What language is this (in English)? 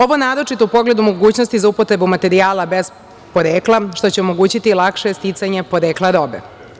Serbian